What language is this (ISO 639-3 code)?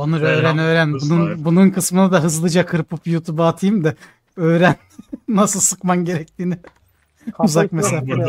tur